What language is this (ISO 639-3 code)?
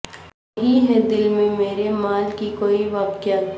urd